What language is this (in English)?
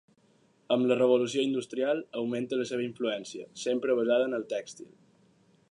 Catalan